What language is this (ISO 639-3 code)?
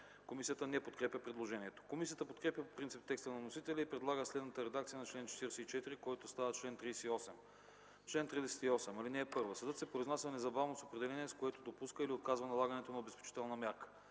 bul